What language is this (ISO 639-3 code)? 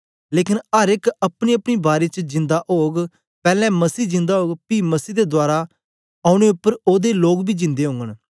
doi